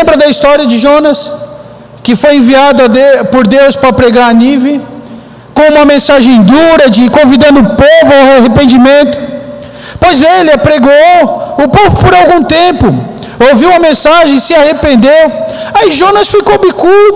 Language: Portuguese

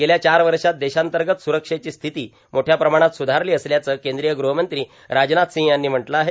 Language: Marathi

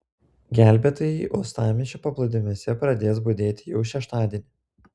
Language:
Lithuanian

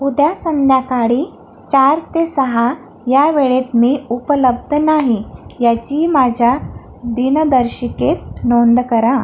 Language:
Marathi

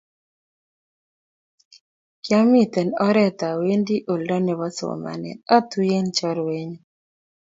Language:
Kalenjin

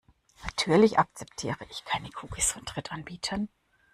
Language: German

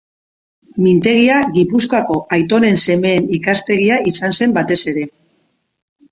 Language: Basque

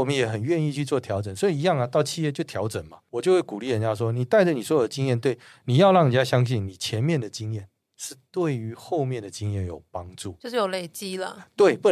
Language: Chinese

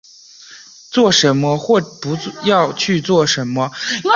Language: Chinese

